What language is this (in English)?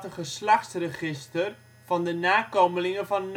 Dutch